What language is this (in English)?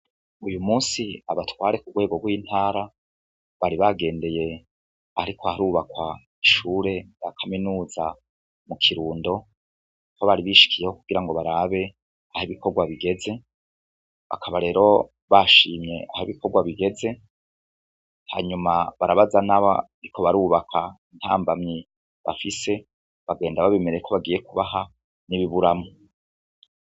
Rundi